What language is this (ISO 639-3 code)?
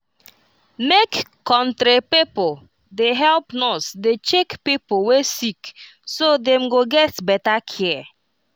pcm